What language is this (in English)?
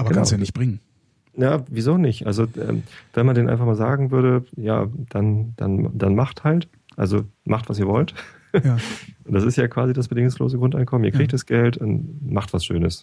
German